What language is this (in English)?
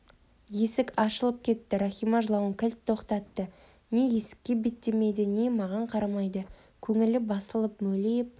Kazakh